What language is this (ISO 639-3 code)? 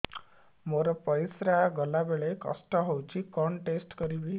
ori